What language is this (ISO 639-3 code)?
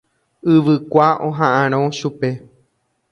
grn